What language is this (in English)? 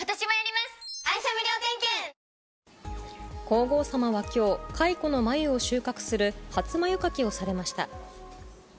Japanese